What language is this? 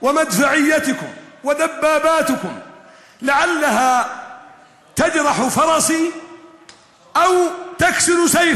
Hebrew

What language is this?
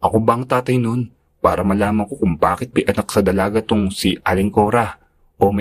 Filipino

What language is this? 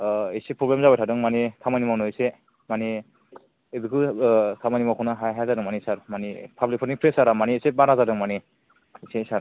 Bodo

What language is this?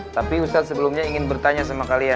Indonesian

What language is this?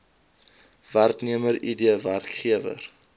Afrikaans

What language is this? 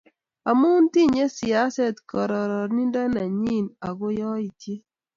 Kalenjin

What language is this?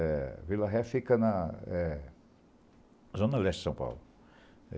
Portuguese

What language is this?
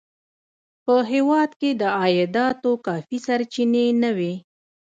Pashto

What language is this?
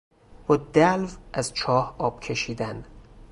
Persian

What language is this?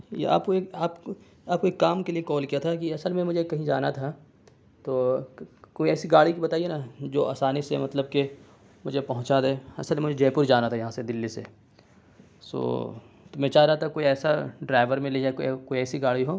Urdu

